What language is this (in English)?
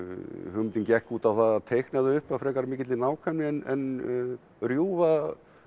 Icelandic